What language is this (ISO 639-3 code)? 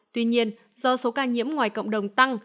vie